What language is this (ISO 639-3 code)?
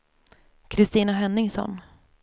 swe